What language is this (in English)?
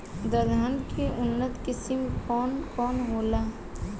Bhojpuri